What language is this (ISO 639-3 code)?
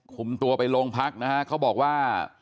tha